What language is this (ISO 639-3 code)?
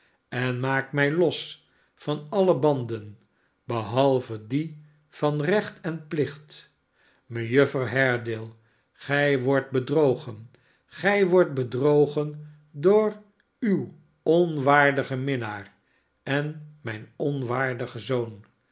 nld